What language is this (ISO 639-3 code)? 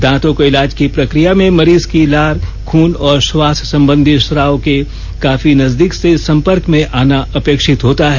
hin